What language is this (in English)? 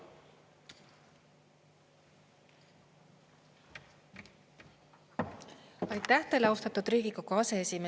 Estonian